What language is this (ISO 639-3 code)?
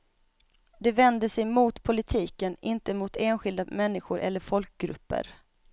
swe